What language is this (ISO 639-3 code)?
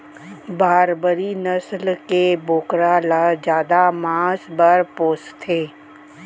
hne